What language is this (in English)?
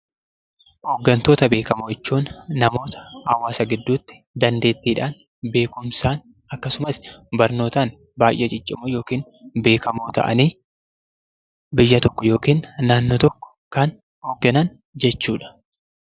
Oromo